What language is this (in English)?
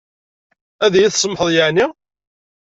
Kabyle